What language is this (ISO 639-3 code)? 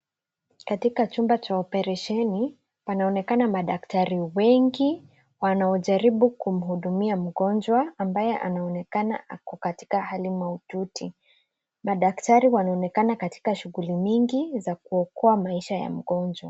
swa